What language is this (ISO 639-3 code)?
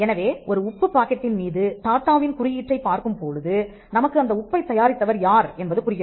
tam